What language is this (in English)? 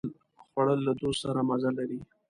Pashto